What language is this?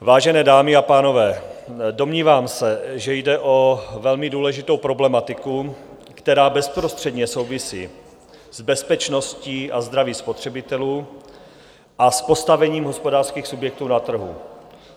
Czech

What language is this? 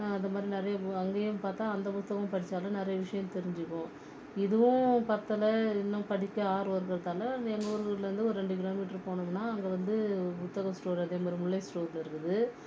Tamil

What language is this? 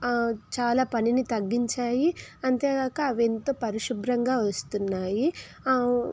Telugu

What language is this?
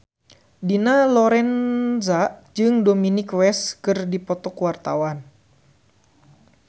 Sundanese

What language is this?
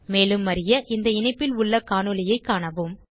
Tamil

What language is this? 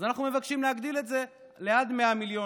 Hebrew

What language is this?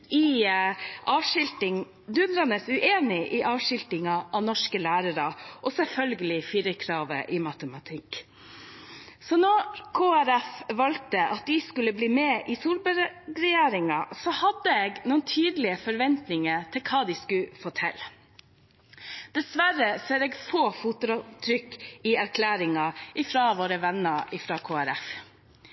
Norwegian Bokmål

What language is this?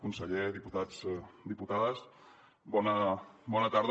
Catalan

